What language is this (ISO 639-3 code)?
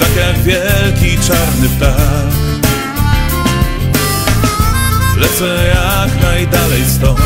pol